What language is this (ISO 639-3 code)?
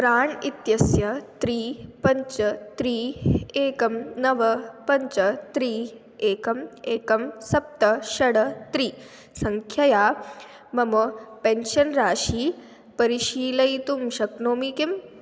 san